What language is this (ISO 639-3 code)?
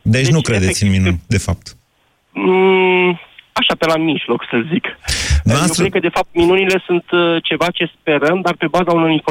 ron